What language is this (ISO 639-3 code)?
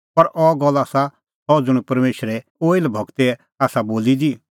kfx